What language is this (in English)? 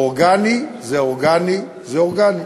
Hebrew